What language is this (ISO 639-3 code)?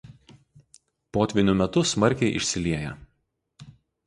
lit